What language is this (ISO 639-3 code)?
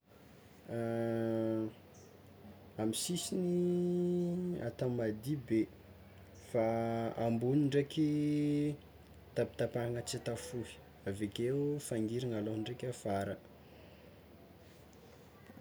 xmw